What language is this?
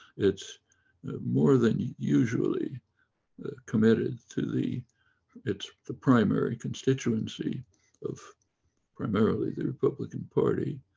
English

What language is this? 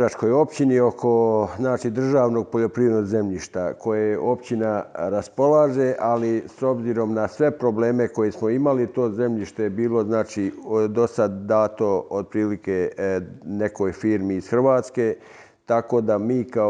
Croatian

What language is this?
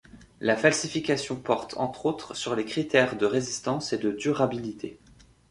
French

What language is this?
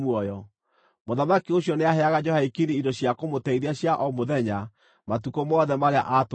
Kikuyu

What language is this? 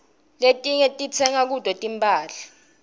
Swati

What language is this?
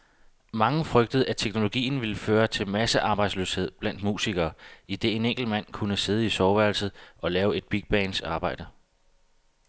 Danish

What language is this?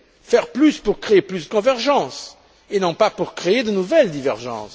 French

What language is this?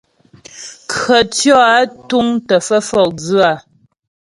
Ghomala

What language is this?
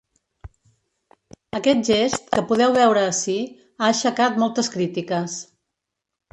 Catalan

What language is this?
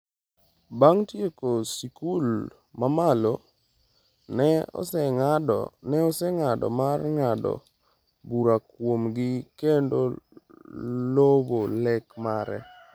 Luo (Kenya and Tanzania)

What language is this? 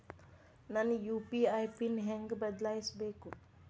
Kannada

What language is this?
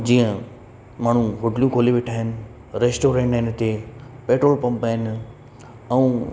Sindhi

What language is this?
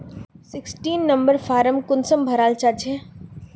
Magahi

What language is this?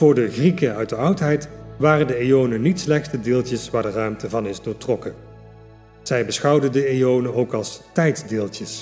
Dutch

